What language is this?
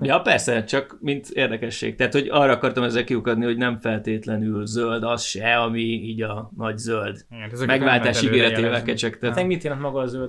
Hungarian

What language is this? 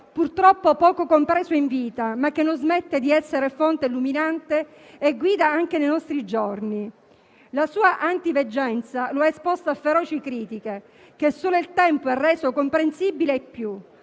Italian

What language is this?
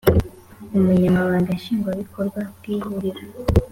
Kinyarwanda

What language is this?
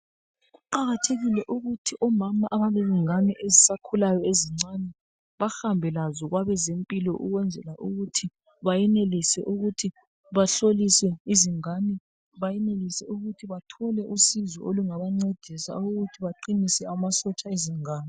North Ndebele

